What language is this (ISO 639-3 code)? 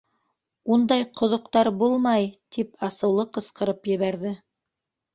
bak